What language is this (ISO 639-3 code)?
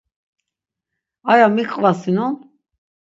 lzz